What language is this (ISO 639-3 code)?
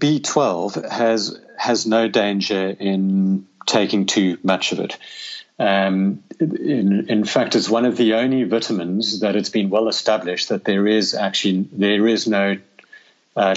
eng